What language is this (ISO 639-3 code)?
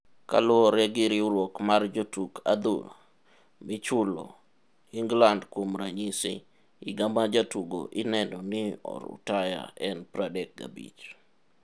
luo